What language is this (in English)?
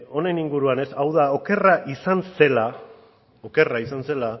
Basque